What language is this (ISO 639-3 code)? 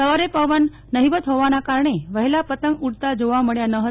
guj